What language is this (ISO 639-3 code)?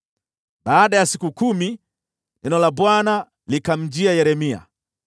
swa